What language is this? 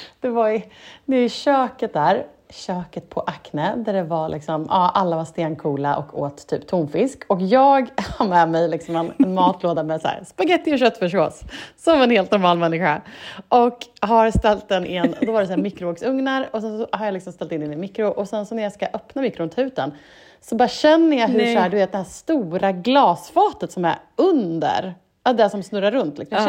Swedish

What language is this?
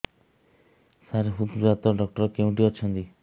Odia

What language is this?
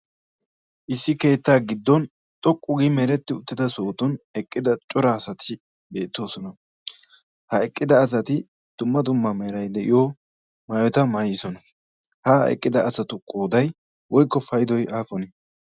Wolaytta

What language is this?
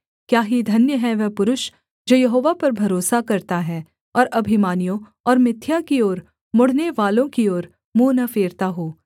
Hindi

